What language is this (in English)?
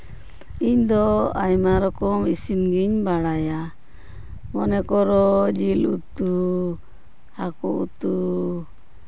Santali